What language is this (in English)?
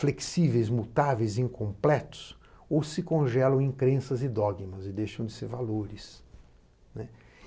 Portuguese